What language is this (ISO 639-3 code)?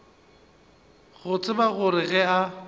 nso